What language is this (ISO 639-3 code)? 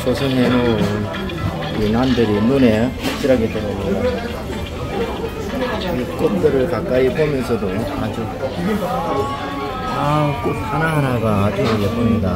kor